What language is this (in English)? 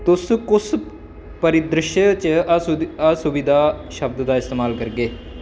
Dogri